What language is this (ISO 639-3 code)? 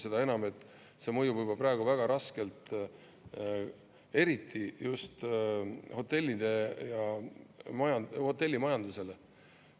est